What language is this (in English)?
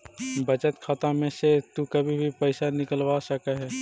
Magahi